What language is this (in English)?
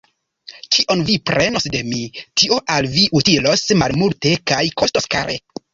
Esperanto